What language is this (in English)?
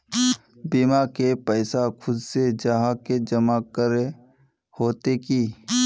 Magahi